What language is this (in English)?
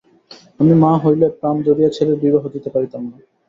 Bangla